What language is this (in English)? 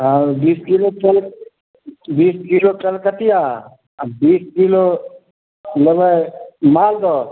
Maithili